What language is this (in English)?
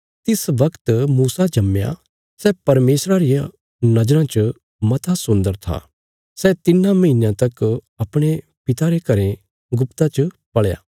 Bilaspuri